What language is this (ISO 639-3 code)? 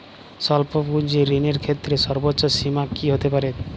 ben